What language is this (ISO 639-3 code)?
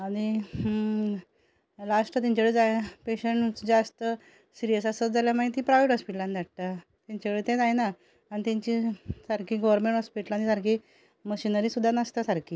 kok